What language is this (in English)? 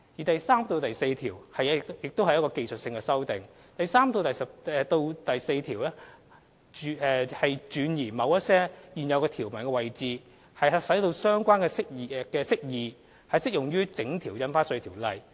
Cantonese